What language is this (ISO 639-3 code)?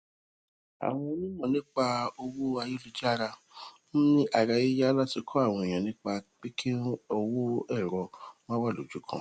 yor